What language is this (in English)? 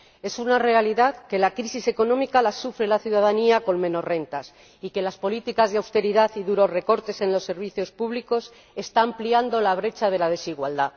Spanish